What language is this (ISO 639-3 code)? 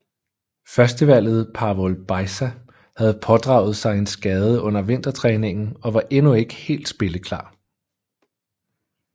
dan